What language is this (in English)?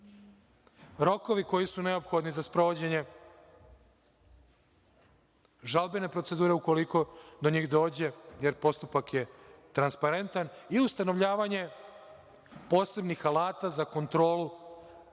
Serbian